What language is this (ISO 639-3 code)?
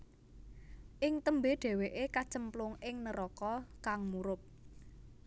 jav